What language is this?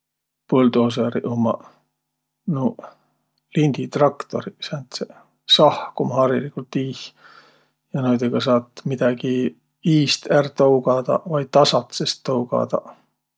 Võro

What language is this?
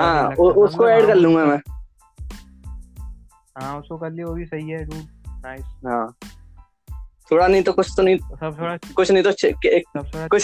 Hindi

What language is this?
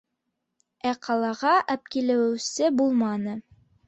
Bashkir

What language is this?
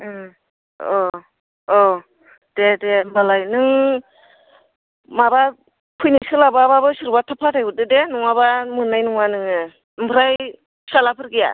Bodo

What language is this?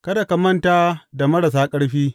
Hausa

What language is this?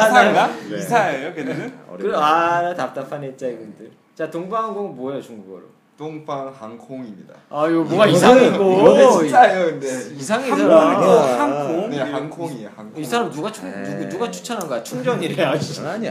Korean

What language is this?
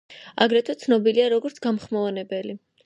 Georgian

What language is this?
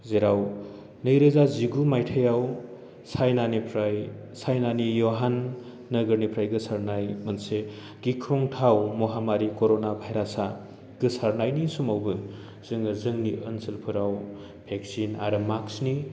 Bodo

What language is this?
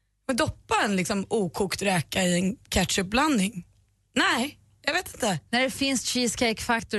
Swedish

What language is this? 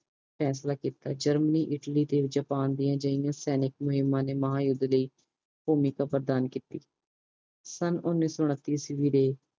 Punjabi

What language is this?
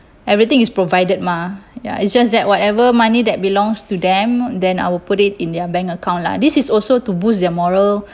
English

